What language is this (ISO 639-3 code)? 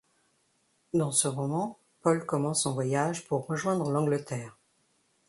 fra